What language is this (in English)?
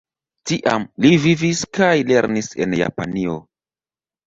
Esperanto